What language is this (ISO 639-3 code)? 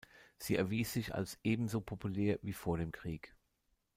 deu